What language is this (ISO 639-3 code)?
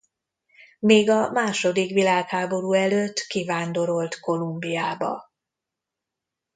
hun